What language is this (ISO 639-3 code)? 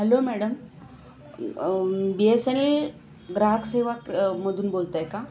mar